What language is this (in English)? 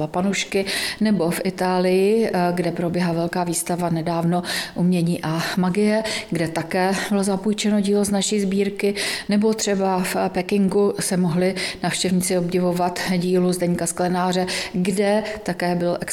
Czech